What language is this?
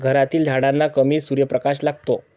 Marathi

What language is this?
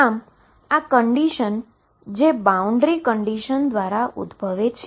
Gujarati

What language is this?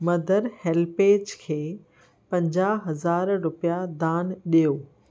Sindhi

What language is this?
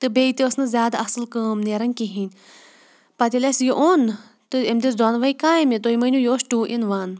Kashmiri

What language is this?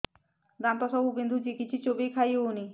Odia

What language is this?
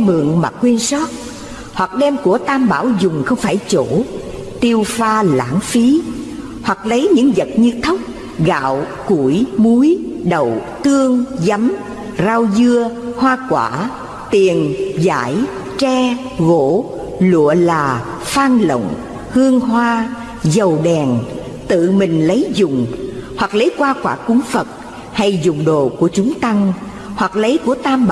Vietnamese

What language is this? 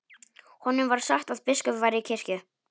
Icelandic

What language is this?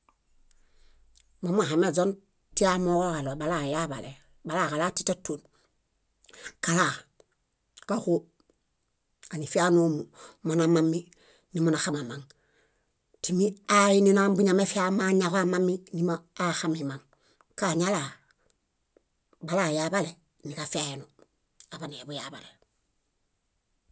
Bayot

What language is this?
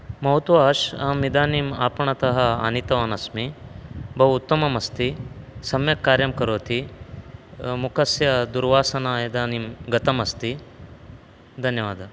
Sanskrit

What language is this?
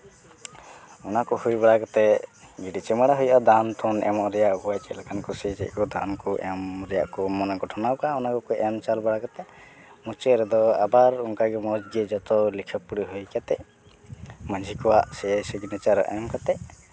Santali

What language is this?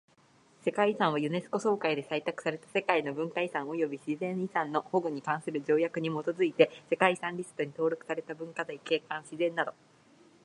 Japanese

